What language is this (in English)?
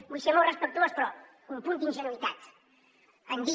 Catalan